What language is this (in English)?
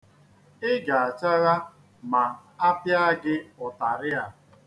Igbo